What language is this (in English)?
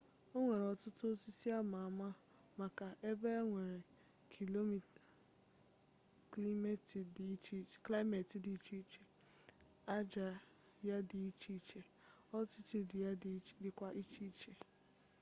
Igbo